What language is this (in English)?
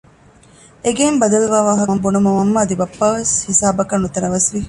Divehi